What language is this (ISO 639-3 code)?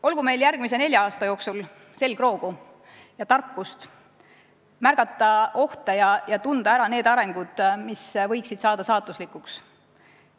est